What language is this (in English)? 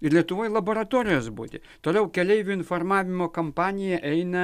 Lithuanian